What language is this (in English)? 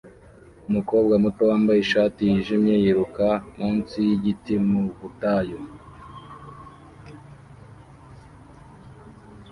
Kinyarwanda